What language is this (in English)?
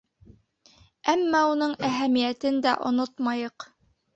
Bashkir